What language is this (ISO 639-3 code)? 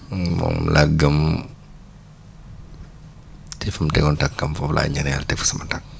wol